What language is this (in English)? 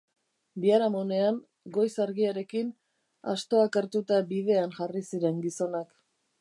Basque